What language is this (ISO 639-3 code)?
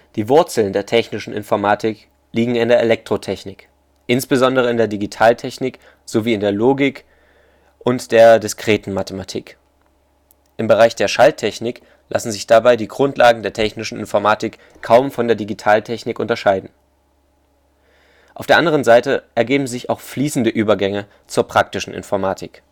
deu